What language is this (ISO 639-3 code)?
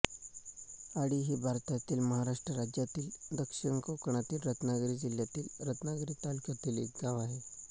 mar